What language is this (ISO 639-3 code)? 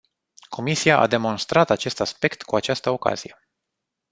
ron